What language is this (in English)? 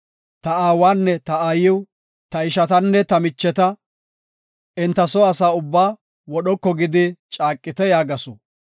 Gofa